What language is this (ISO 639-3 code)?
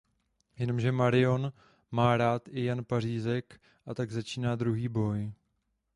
ces